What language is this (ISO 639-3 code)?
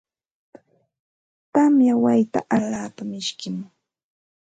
qxt